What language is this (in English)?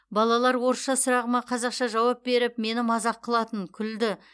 Kazakh